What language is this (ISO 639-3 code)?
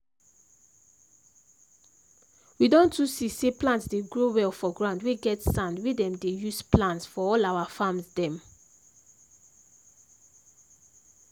pcm